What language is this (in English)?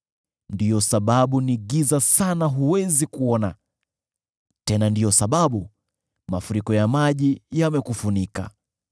Swahili